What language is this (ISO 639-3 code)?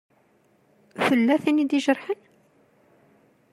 kab